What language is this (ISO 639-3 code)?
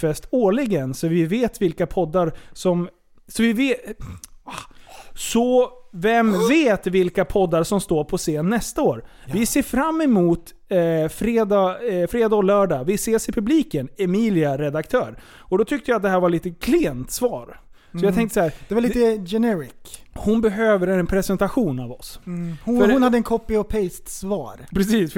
swe